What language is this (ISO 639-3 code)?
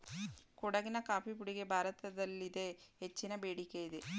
kan